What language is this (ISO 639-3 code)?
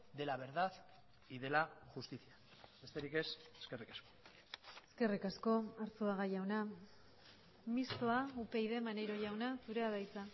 eus